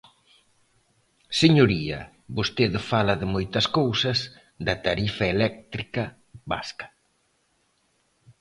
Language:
Galician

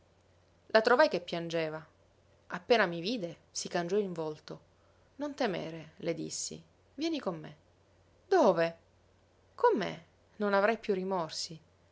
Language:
Italian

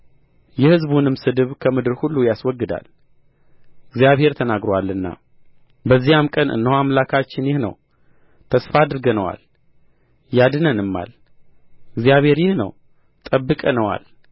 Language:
Amharic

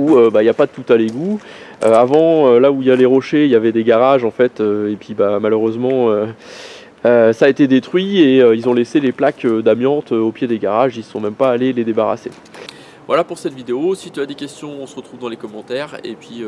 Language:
French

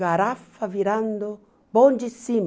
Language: Portuguese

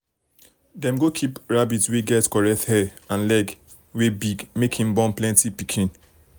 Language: Nigerian Pidgin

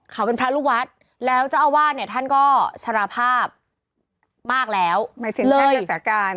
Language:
Thai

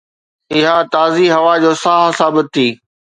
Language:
Sindhi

